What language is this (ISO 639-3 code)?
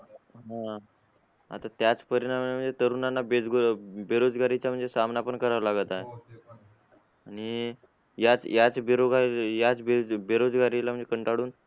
mar